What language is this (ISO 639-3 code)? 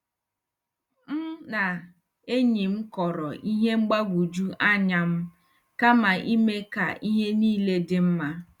ibo